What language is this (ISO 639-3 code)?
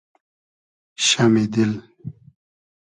haz